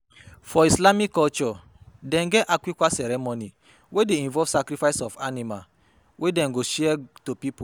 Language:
Nigerian Pidgin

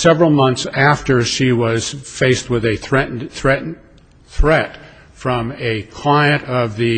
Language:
English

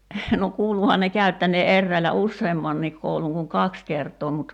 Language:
Finnish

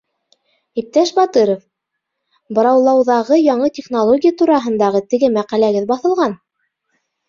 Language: Bashkir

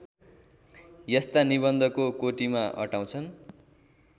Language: Nepali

